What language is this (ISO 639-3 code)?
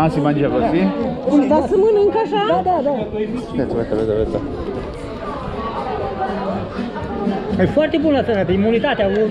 ita